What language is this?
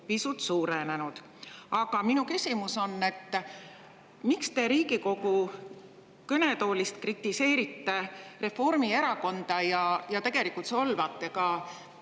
Estonian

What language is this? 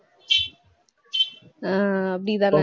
Tamil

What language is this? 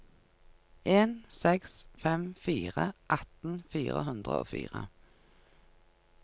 Norwegian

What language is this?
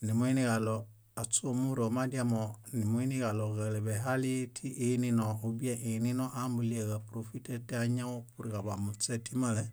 Bayot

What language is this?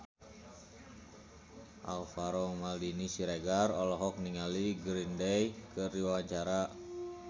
Sundanese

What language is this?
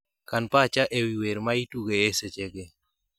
Luo (Kenya and Tanzania)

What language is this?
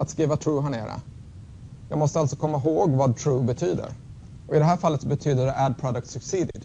Swedish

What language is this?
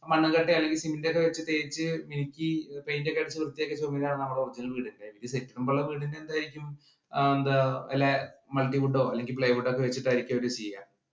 Malayalam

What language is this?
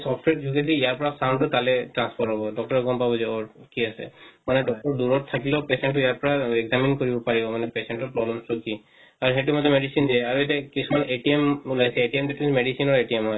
Assamese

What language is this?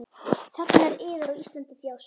Icelandic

